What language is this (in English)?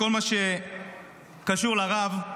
Hebrew